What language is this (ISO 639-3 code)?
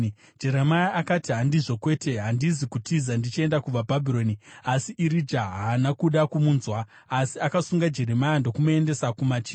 sna